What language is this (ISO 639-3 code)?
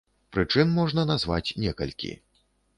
bel